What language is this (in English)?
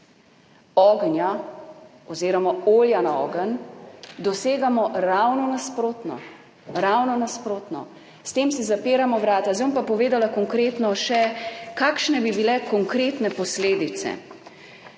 Slovenian